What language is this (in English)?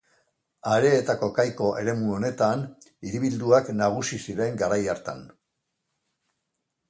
Basque